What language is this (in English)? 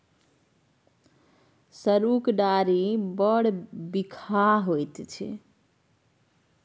Maithili